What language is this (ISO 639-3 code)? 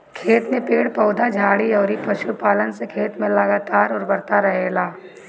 bho